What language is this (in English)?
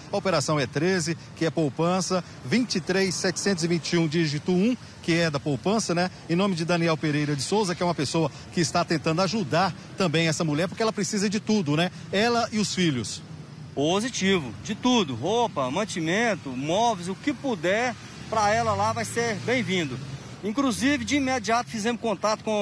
Portuguese